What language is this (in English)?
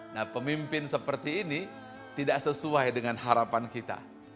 Indonesian